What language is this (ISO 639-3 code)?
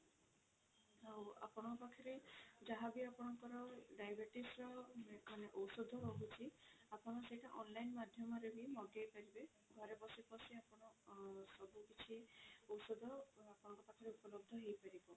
ori